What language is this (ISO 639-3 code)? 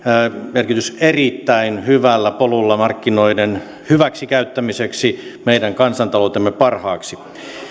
fin